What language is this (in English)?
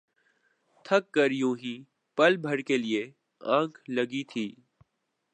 Urdu